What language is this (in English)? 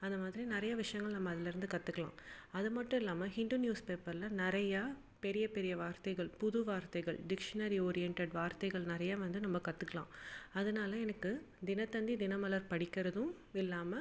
Tamil